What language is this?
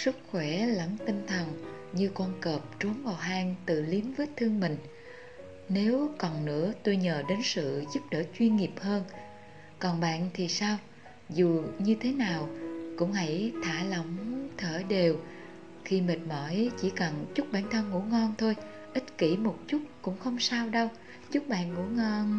Vietnamese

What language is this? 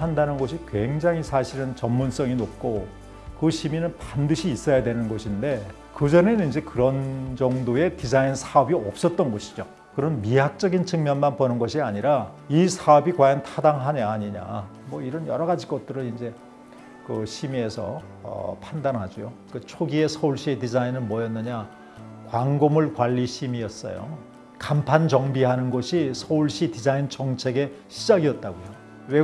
Korean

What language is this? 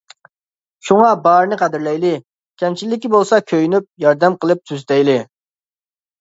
Uyghur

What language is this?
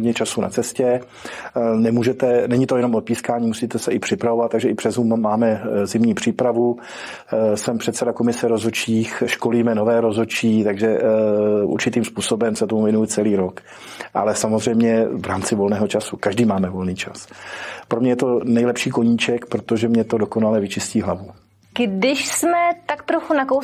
Czech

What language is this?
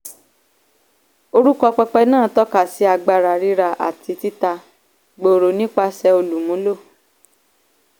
Yoruba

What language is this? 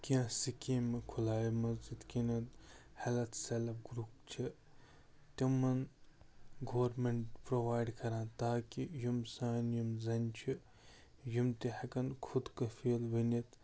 Kashmiri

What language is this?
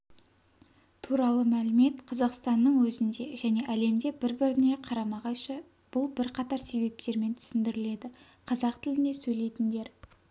Kazakh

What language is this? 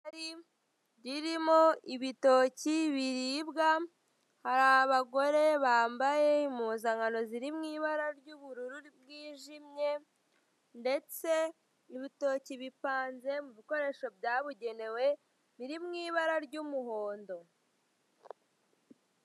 Kinyarwanda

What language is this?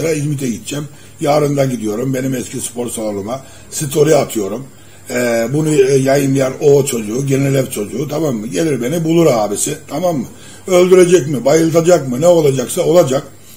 Turkish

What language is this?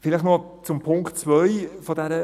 Swiss German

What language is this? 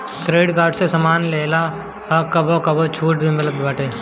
Bhojpuri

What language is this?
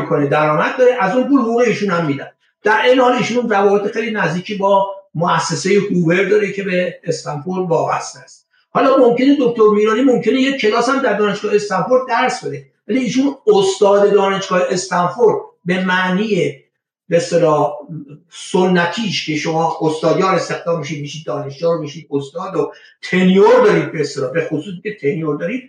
Persian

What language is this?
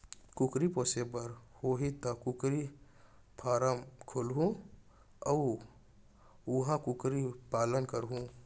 Chhattisgarhi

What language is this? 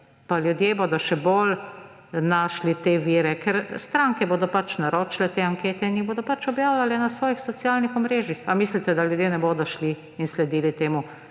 Slovenian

